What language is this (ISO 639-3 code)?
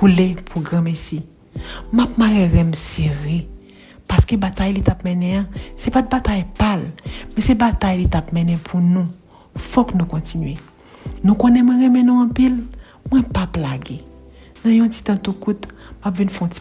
hat